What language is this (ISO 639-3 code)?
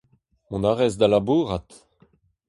bre